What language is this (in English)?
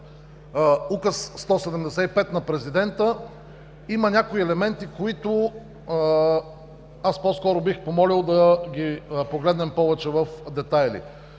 Bulgarian